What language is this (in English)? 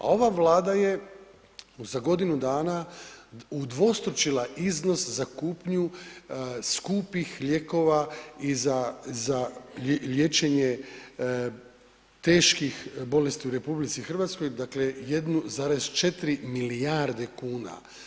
Croatian